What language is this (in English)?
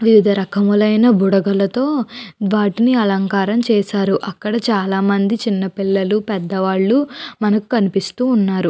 Telugu